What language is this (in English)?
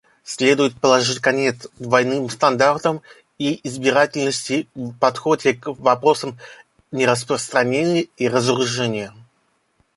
Russian